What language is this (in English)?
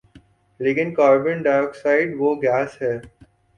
Urdu